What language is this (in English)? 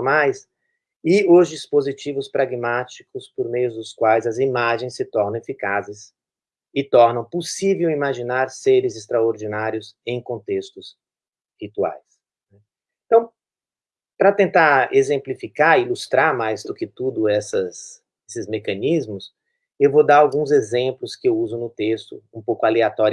Portuguese